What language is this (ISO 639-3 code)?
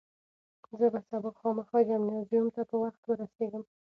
pus